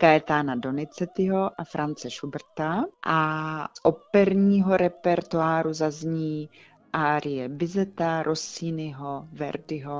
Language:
Czech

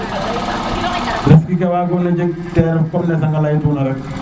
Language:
Serer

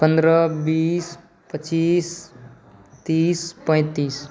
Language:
Maithili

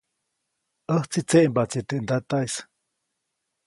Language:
Copainalá Zoque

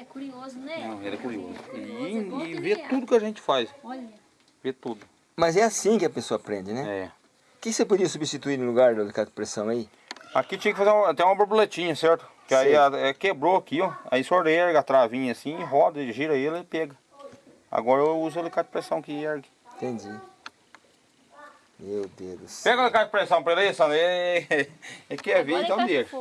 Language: Portuguese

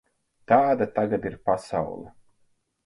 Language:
Latvian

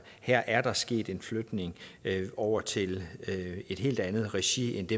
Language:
Danish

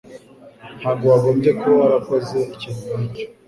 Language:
Kinyarwanda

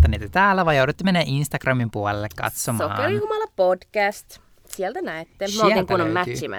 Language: Finnish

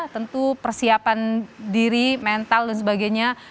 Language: Indonesian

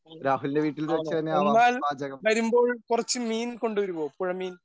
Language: Malayalam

